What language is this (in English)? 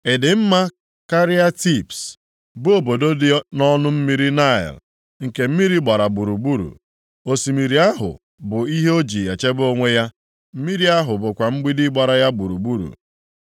Igbo